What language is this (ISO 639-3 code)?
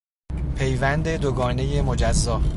fas